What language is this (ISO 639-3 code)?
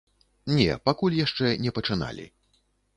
bel